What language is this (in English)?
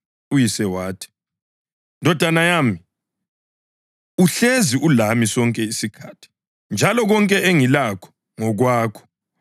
North Ndebele